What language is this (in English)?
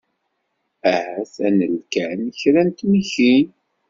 Kabyle